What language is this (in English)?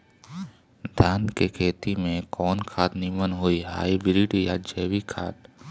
Bhojpuri